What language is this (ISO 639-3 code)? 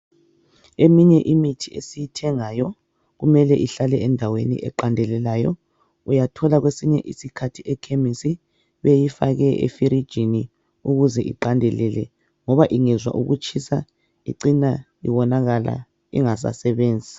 nde